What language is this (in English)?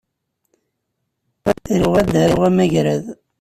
Kabyle